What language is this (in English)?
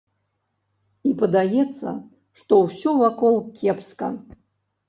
Belarusian